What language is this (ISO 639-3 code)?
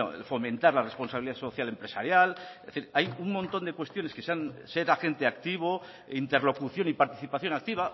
spa